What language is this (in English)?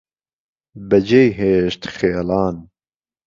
Central Kurdish